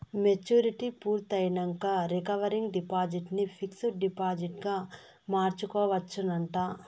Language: Telugu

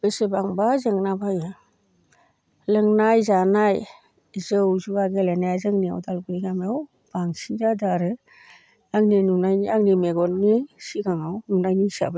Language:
Bodo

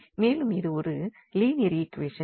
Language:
Tamil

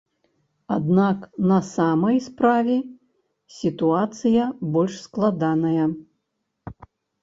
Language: Belarusian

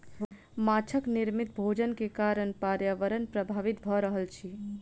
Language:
Maithili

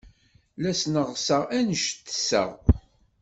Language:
Kabyle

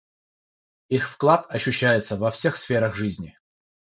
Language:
Russian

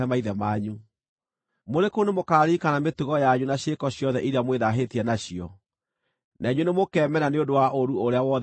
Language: Kikuyu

